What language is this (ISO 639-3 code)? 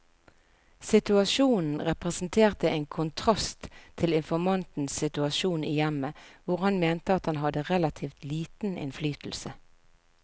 nor